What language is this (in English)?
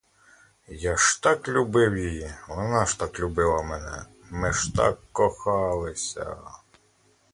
Ukrainian